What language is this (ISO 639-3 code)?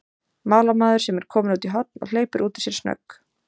isl